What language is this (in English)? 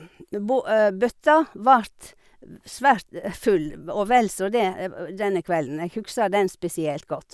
Norwegian